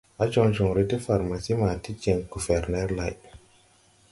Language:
Tupuri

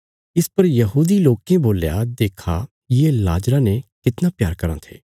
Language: Bilaspuri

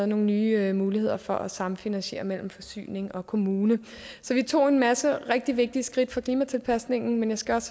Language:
Danish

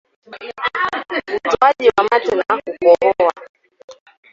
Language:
Swahili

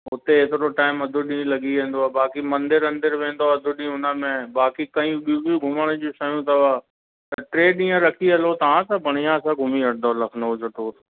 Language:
Sindhi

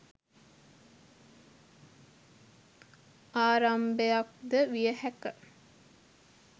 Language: Sinhala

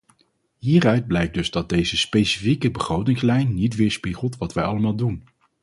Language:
Dutch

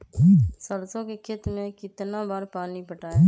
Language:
Magahi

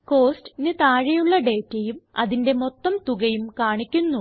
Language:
Malayalam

